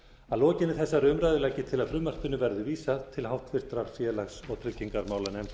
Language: Icelandic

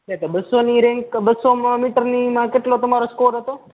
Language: Gujarati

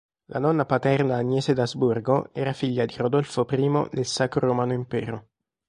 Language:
Italian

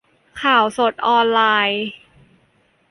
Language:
Thai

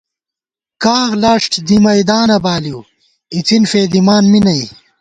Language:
Gawar-Bati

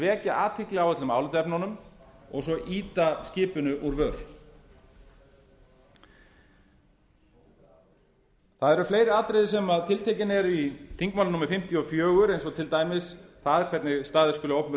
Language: Icelandic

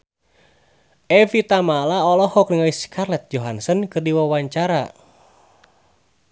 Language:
Sundanese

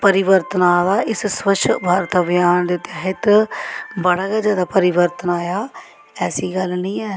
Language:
Dogri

